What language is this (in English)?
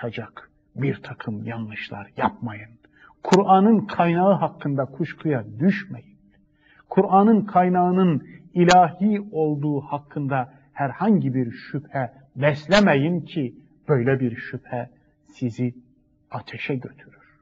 Turkish